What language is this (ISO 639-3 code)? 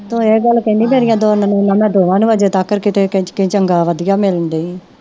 pan